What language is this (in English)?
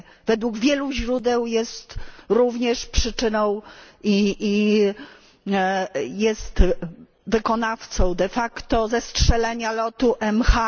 Polish